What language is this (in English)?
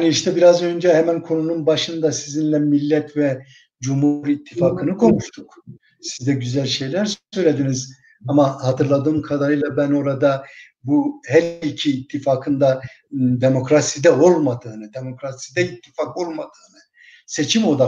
Turkish